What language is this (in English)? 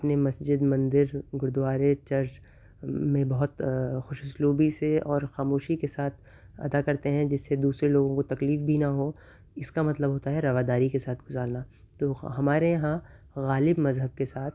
Urdu